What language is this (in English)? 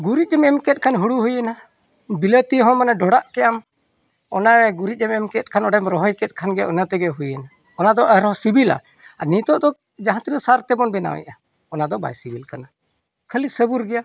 Santali